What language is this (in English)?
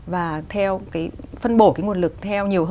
Vietnamese